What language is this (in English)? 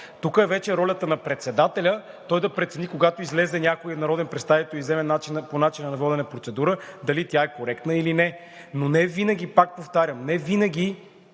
Bulgarian